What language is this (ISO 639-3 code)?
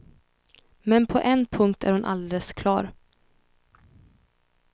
swe